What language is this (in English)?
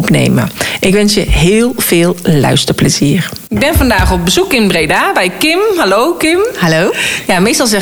Dutch